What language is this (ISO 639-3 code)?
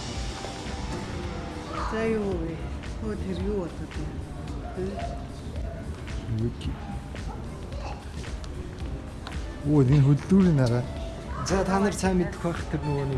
kor